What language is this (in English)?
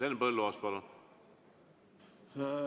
Estonian